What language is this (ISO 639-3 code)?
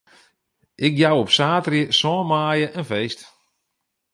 fry